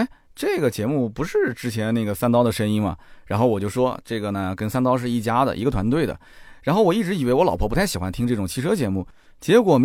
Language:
Chinese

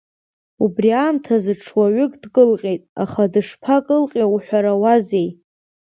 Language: Abkhazian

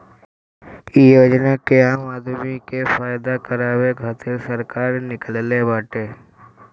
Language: Bhojpuri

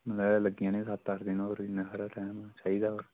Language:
Dogri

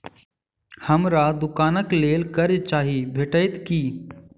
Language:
Maithili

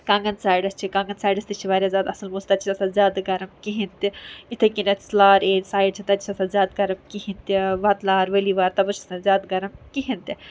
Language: Kashmiri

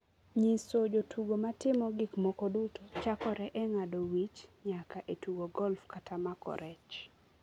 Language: Luo (Kenya and Tanzania)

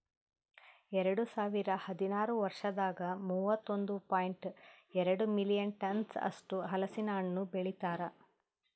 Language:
Kannada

